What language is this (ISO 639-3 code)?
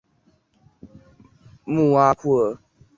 zho